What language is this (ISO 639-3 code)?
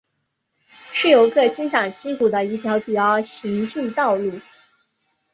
zho